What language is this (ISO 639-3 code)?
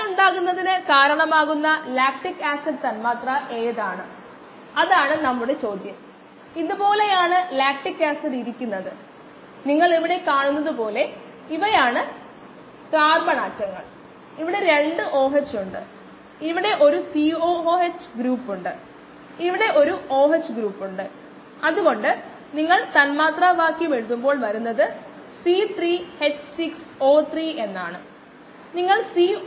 mal